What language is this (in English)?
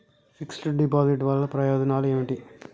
Telugu